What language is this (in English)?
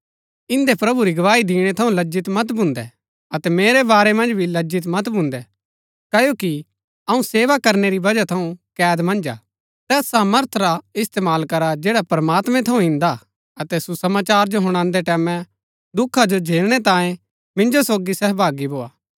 Gaddi